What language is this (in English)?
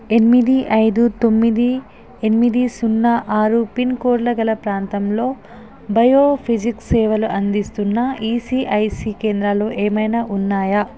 Telugu